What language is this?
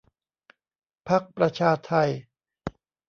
Thai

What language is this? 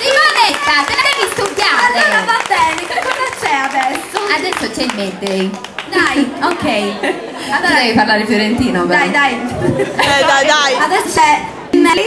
Italian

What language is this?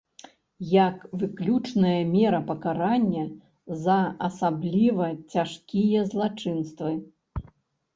Belarusian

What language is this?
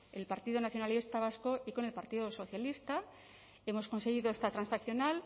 Spanish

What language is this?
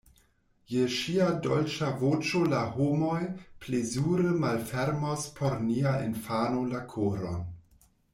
Esperanto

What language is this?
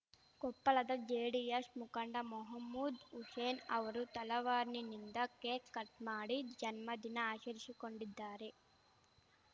Kannada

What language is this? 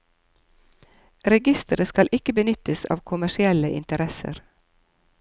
Norwegian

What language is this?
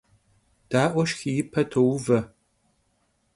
Kabardian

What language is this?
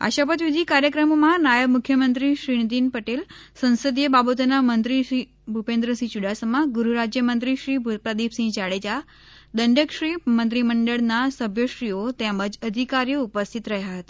Gujarati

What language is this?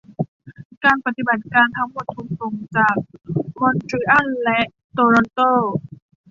Thai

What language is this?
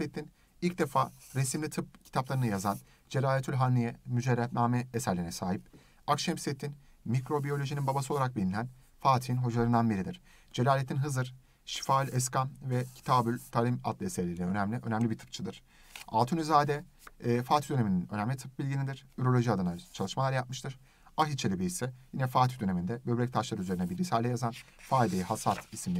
Turkish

